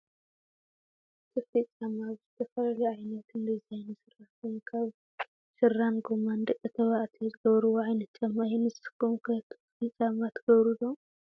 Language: Tigrinya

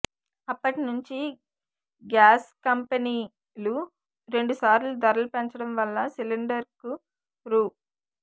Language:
Telugu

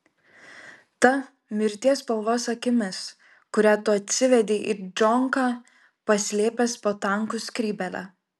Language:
Lithuanian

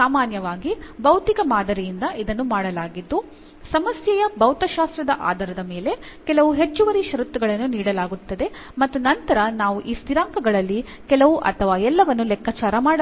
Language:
Kannada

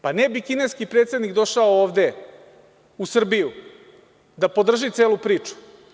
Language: Serbian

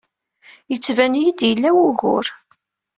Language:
Kabyle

